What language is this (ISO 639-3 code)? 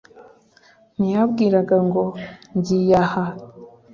kin